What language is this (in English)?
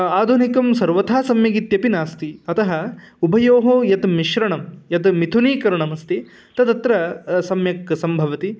Sanskrit